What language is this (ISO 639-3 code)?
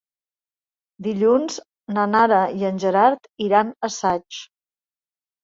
cat